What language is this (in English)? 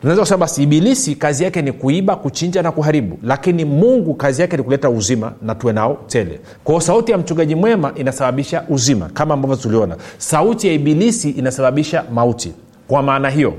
Swahili